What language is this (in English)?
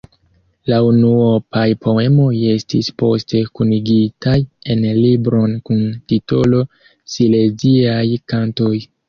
Esperanto